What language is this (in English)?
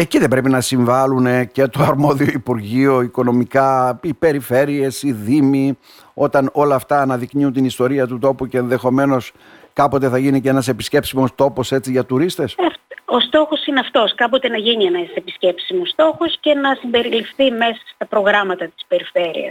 Greek